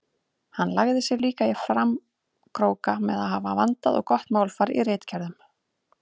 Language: Icelandic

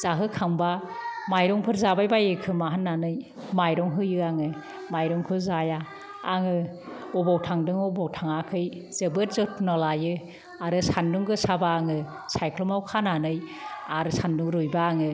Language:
Bodo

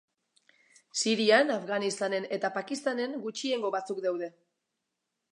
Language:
Basque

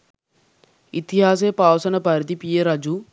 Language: Sinhala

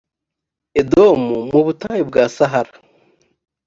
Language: Kinyarwanda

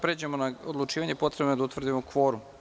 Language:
Serbian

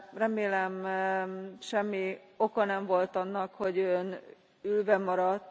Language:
Hungarian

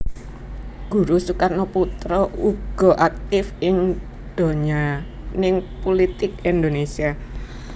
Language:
Javanese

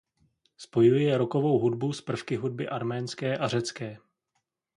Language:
Czech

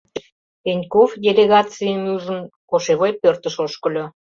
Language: Mari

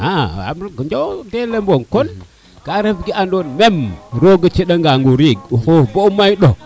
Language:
Serer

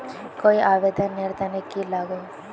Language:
Magahi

